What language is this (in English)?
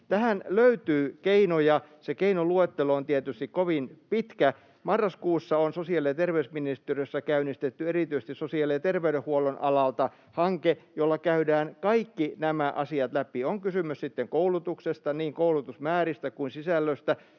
Finnish